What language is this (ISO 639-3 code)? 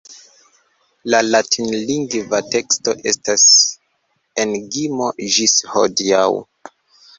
epo